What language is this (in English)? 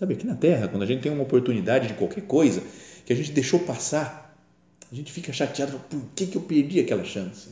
Portuguese